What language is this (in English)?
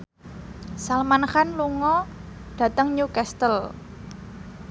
Javanese